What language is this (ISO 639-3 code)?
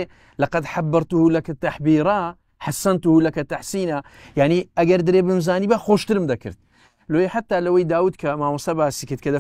ara